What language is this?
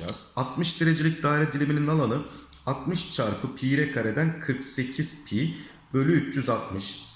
Turkish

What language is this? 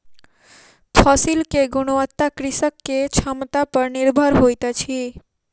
Maithili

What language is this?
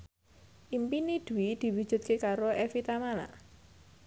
Javanese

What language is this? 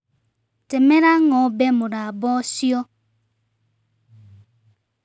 Kikuyu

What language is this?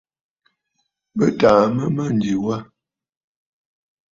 Bafut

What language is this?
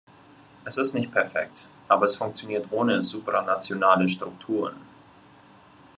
German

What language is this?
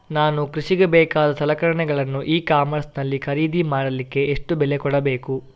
Kannada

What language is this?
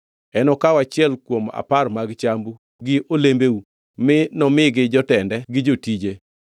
Luo (Kenya and Tanzania)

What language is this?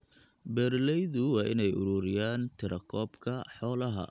Somali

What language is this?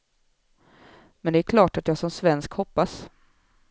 Swedish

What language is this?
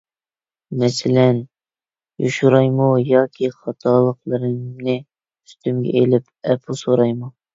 Uyghur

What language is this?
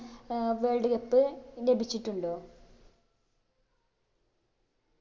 Malayalam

